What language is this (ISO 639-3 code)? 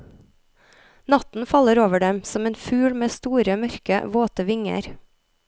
nor